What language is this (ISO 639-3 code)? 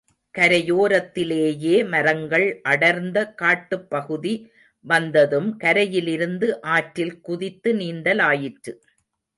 tam